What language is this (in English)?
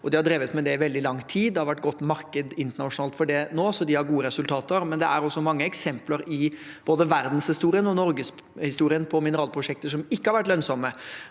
Norwegian